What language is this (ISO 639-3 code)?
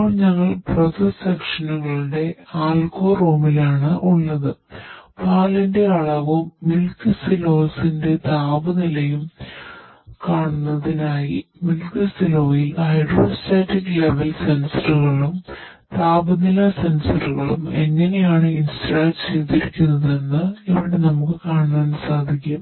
mal